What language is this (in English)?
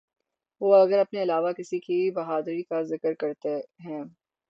Urdu